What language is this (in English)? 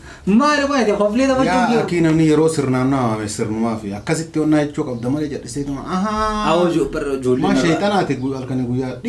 Arabic